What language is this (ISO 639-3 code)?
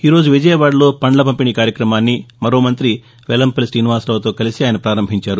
tel